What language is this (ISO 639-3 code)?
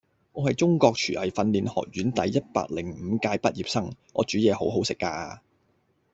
yue